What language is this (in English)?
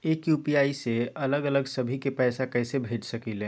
Magahi